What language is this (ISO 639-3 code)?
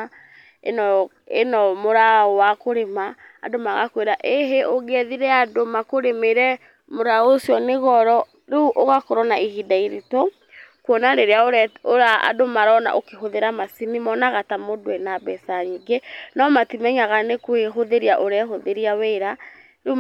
kik